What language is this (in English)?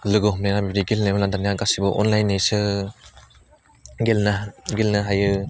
Bodo